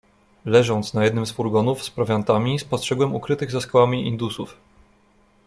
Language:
Polish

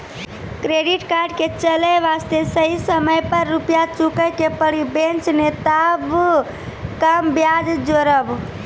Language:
Maithili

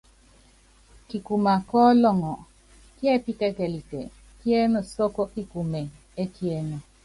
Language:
Yangben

